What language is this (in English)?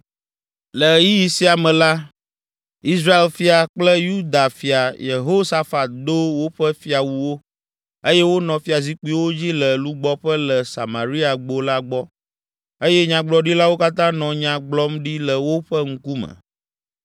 Ewe